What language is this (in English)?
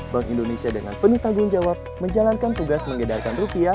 Indonesian